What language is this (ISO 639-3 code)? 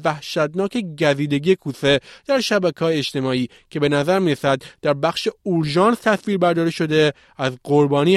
fas